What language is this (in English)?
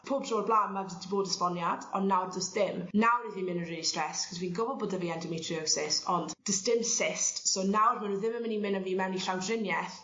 Welsh